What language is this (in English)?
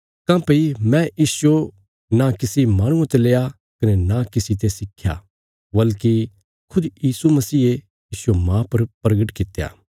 Bilaspuri